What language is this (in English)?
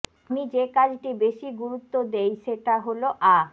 Bangla